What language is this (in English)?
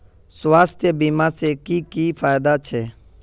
Magahi